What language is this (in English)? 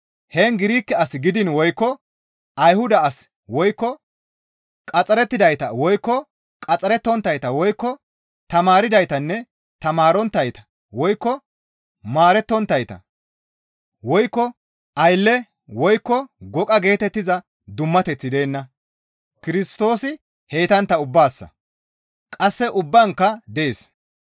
Gamo